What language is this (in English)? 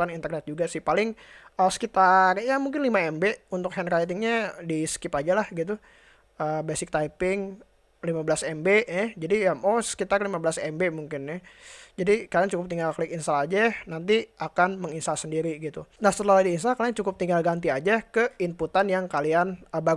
Indonesian